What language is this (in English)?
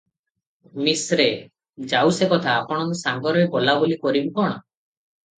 Odia